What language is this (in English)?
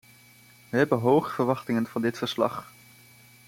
Dutch